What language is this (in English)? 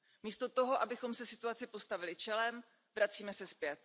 Czech